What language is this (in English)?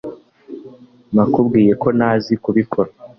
Kinyarwanda